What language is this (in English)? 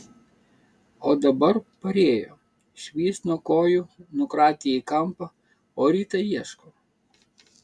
Lithuanian